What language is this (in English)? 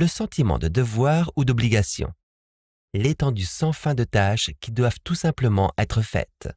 French